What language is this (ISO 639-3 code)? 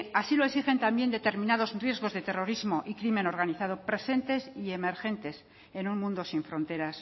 spa